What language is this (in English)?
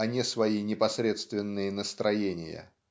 Russian